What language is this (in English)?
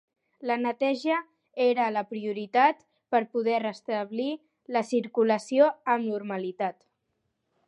Catalan